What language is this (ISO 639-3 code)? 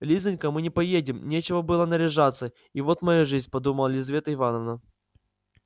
rus